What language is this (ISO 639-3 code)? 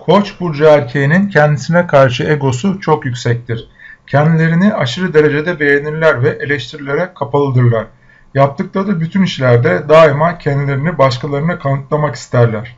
tur